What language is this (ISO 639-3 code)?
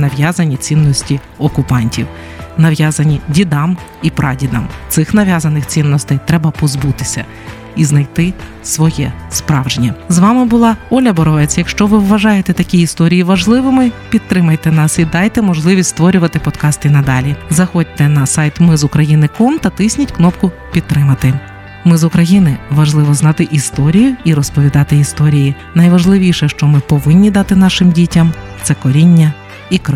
ukr